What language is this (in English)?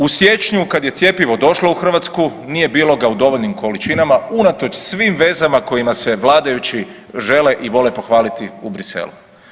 Croatian